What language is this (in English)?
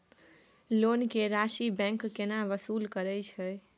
Maithili